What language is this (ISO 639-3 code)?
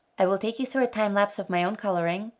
eng